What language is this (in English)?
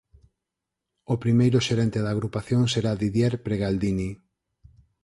Galician